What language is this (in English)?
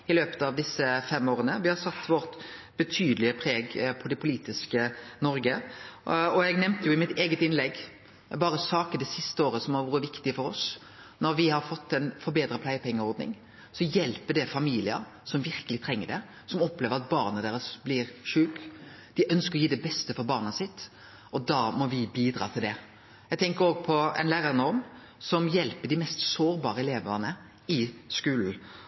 Norwegian Nynorsk